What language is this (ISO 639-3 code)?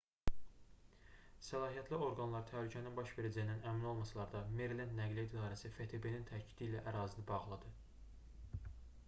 aze